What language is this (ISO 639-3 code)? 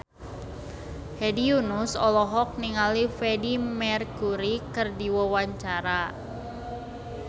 sun